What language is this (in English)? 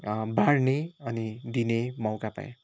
Nepali